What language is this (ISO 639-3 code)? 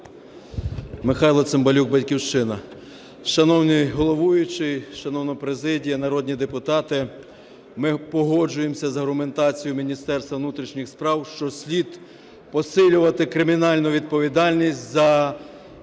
ukr